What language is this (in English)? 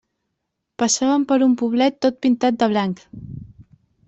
Catalan